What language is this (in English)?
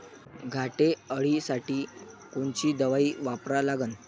Marathi